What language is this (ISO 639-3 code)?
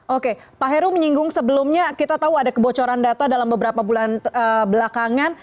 ind